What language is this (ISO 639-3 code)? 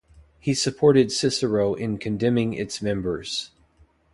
eng